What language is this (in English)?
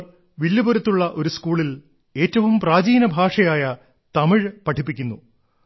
Malayalam